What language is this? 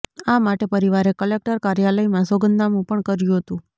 Gujarati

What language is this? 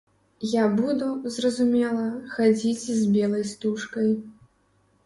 Belarusian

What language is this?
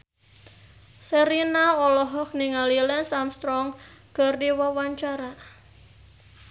Sundanese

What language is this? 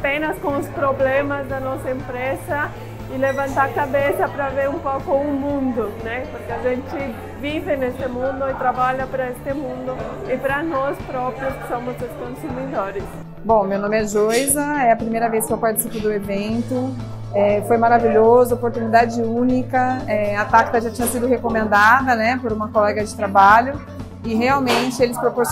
Portuguese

